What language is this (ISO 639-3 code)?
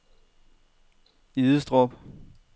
dan